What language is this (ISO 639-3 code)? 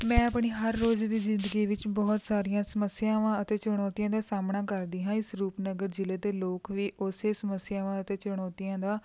pan